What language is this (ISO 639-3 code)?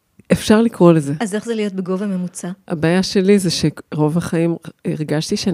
heb